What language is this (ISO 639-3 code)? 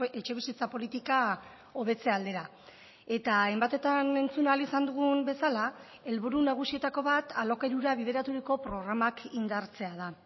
eus